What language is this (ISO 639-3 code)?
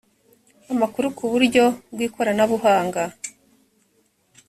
kin